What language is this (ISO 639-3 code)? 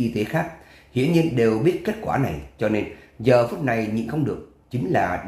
vie